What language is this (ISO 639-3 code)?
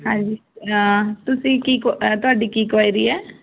pan